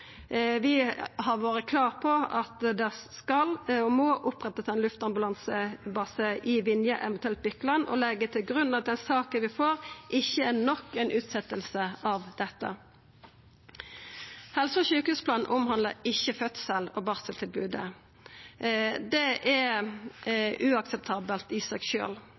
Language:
Norwegian Nynorsk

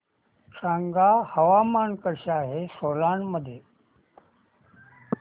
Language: Marathi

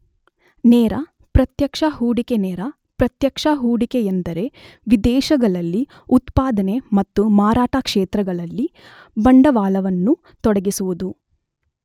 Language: Kannada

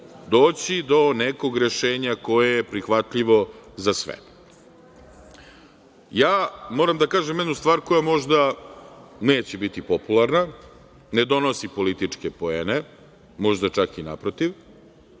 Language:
Serbian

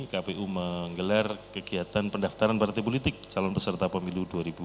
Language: Indonesian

